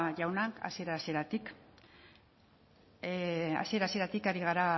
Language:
Basque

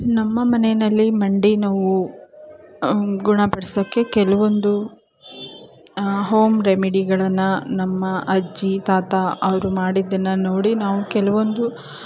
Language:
Kannada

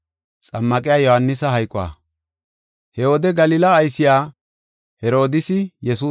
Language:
Gofa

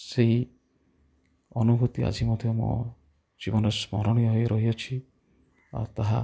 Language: Odia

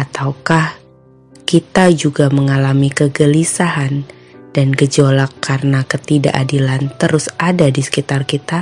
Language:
Indonesian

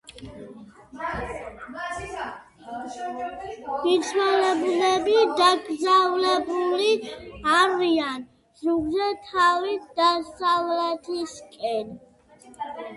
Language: Georgian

